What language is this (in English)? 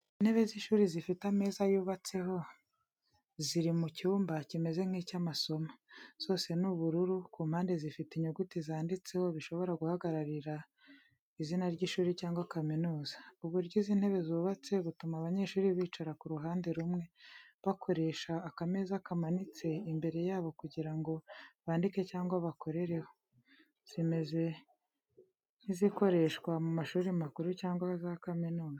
Kinyarwanda